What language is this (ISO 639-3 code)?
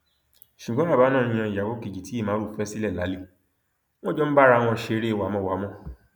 yor